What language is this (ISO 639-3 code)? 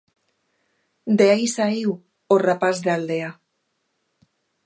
glg